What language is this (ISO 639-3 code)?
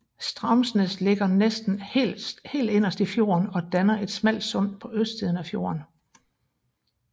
dan